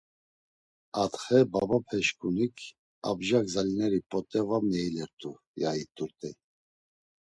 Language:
Laz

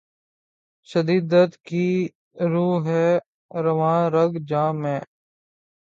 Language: Urdu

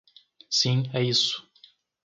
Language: Portuguese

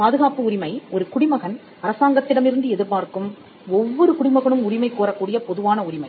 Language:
Tamil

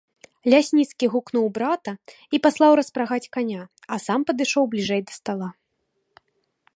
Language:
Belarusian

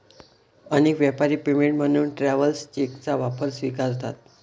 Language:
Marathi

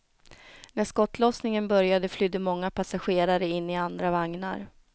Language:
Swedish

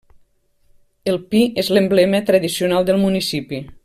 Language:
Catalan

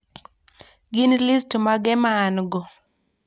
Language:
Luo (Kenya and Tanzania)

